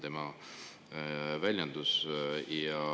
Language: Estonian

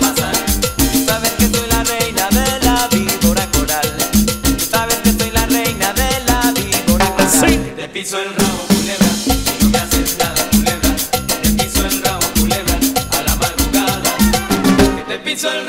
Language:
Spanish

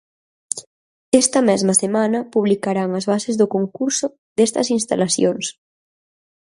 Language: Galician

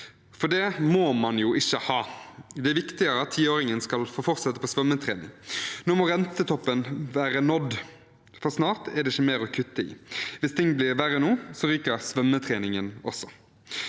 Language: Norwegian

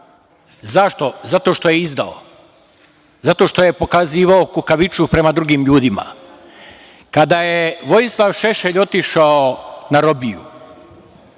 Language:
Serbian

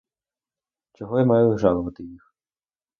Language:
Ukrainian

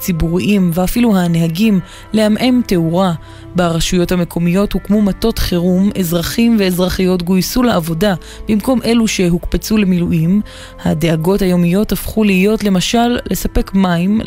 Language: Hebrew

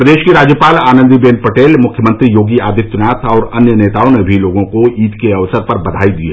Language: Hindi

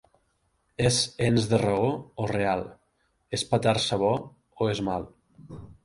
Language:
Catalan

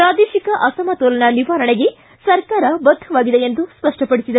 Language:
Kannada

